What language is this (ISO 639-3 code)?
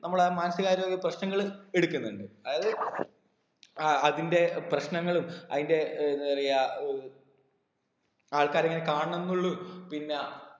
mal